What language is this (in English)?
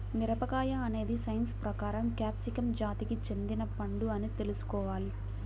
Telugu